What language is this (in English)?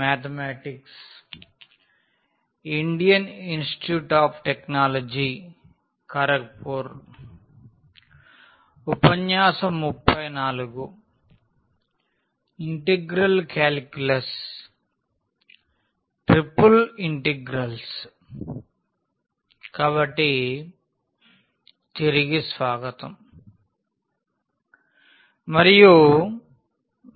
Telugu